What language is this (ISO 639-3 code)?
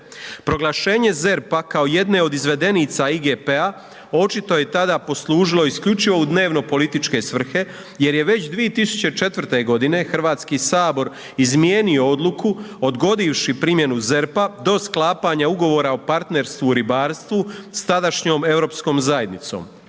hrv